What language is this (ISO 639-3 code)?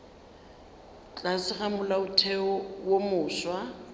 nso